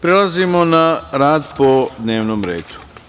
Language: Serbian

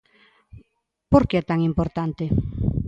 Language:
Galician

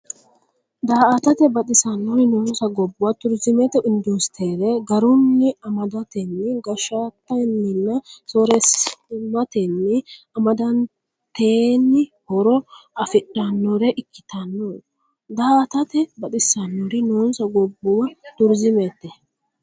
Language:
Sidamo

